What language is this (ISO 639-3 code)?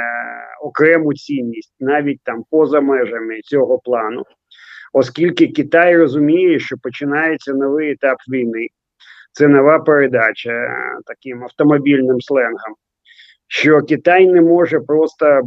ukr